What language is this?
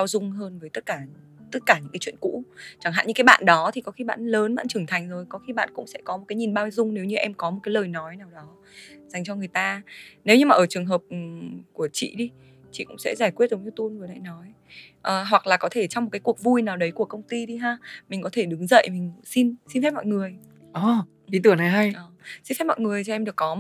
Vietnamese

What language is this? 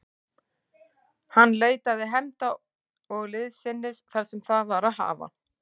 Icelandic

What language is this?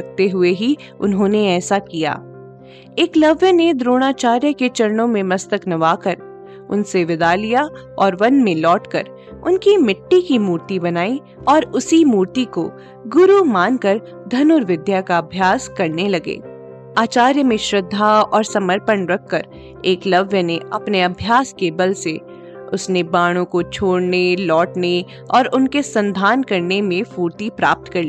Hindi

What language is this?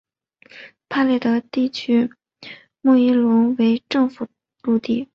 Chinese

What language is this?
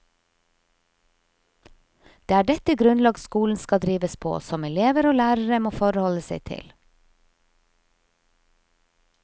Norwegian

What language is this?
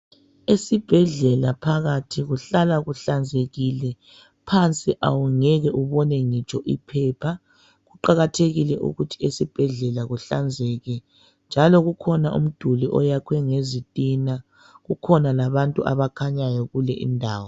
North Ndebele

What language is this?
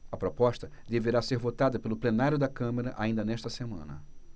Portuguese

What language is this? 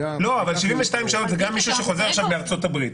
Hebrew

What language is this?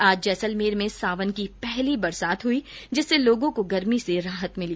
Hindi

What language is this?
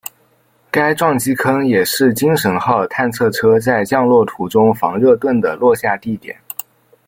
Chinese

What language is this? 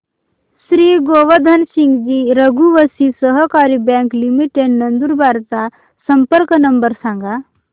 Marathi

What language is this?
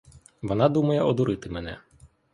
Ukrainian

